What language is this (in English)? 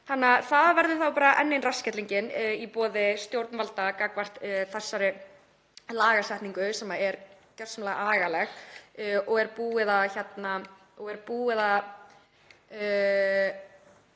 Icelandic